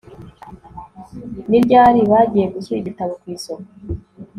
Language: Kinyarwanda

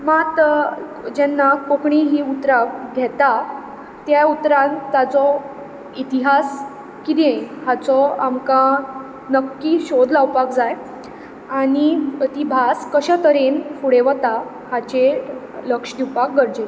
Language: Konkani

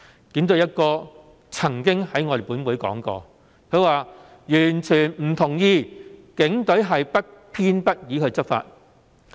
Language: Cantonese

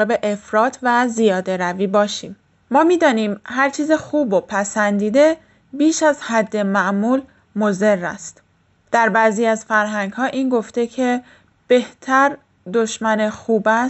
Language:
Persian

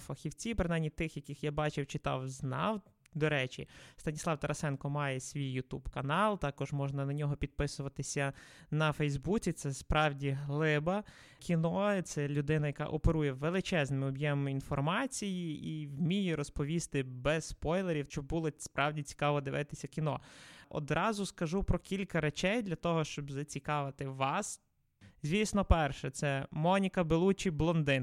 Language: Ukrainian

